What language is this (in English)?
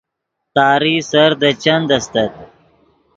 Yidgha